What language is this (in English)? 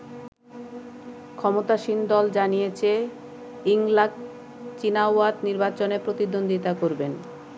Bangla